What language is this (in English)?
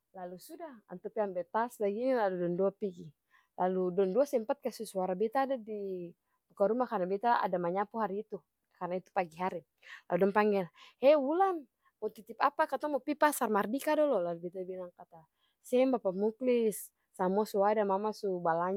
Ambonese Malay